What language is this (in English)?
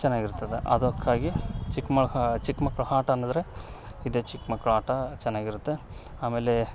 Kannada